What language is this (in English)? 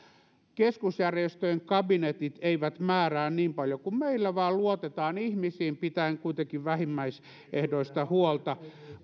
Finnish